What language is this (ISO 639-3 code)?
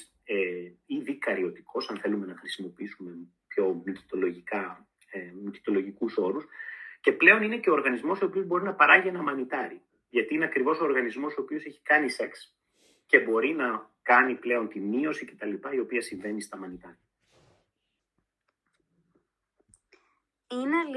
ell